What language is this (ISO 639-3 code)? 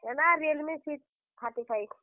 ori